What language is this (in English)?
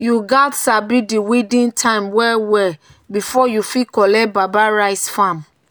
Nigerian Pidgin